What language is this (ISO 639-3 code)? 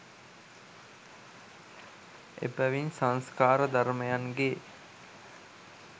sin